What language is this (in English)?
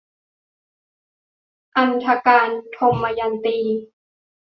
Thai